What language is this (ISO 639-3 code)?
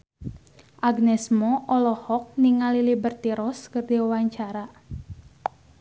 sun